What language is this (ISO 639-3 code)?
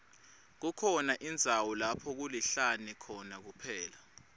ssw